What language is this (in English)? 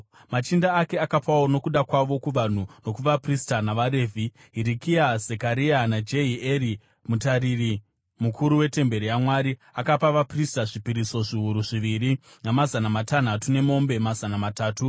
Shona